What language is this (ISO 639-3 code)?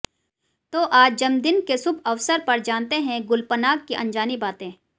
hin